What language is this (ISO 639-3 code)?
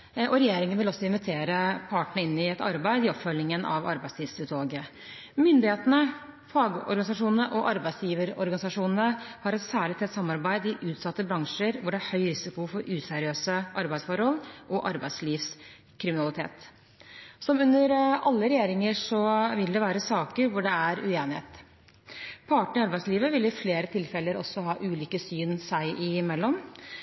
nob